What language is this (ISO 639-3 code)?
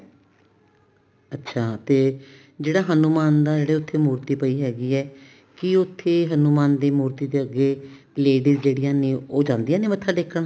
pan